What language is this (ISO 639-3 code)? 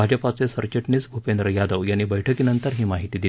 mar